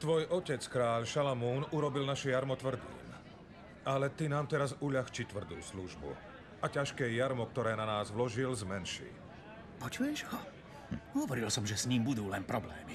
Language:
Slovak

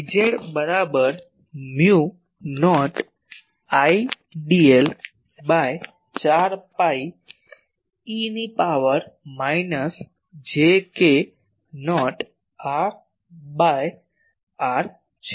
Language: Gujarati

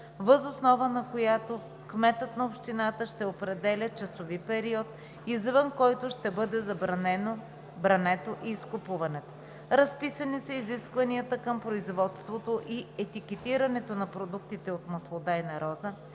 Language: Bulgarian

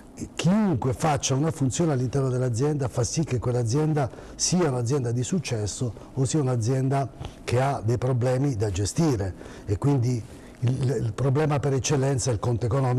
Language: Italian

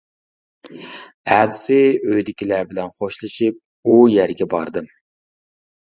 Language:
Uyghur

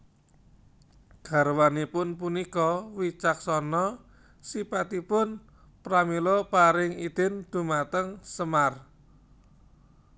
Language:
Javanese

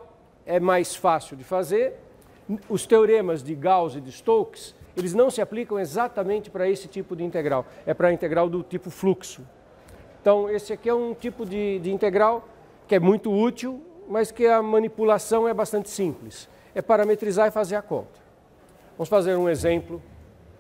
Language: Portuguese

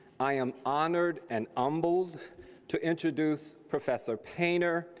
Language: English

